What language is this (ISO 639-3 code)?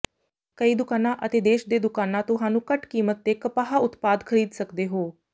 pan